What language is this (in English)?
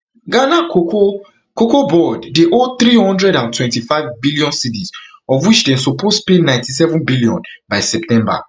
Nigerian Pidgin